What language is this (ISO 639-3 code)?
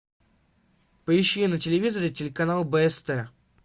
rus